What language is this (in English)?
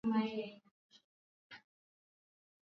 Swahili